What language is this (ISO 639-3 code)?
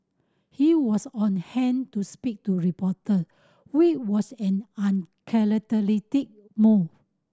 eng